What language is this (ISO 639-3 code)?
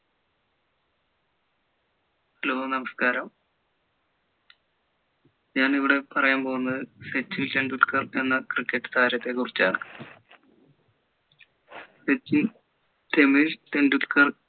mal